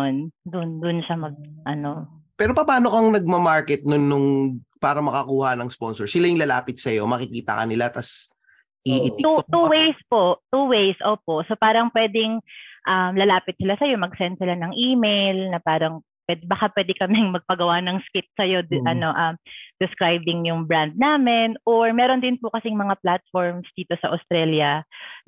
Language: Filipino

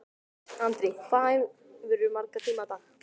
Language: Icelandic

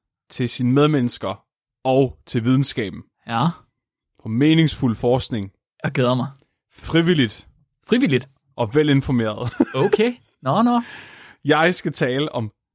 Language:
Danish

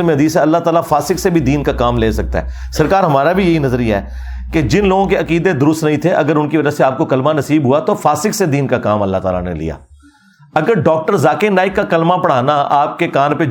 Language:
Urdu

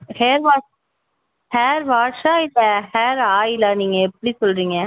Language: Tamil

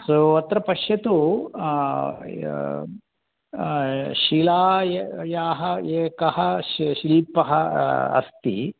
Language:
Sanskrit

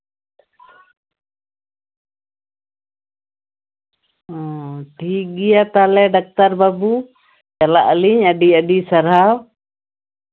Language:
Santali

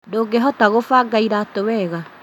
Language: Kikuyu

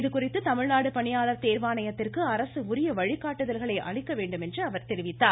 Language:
Tamil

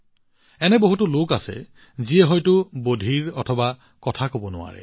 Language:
Assamese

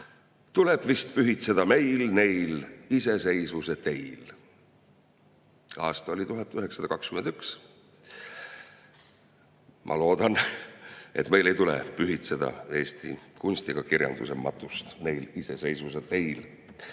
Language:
Estonian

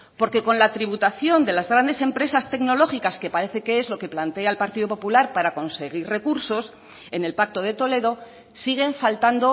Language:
Spanish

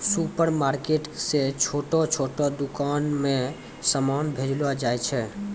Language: Maithili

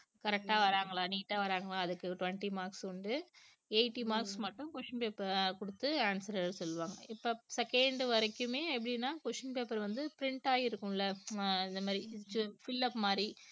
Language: Tamil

